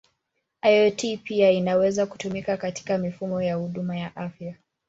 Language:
Swahili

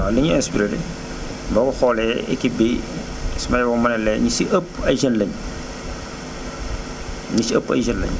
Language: Wolof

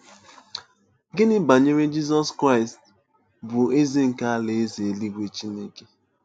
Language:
Igbo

